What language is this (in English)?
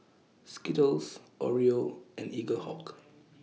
English